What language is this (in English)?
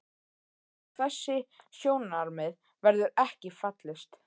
Icelandic